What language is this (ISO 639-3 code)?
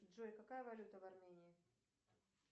rus